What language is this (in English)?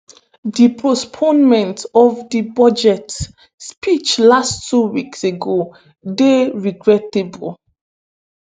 Nigerian Pidgin